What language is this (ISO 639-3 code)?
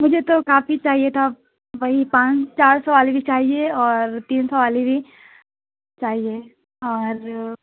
urd